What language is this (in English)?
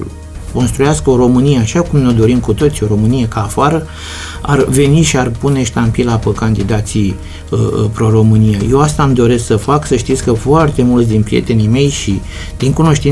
Romanian